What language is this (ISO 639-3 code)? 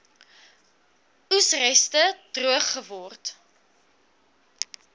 afr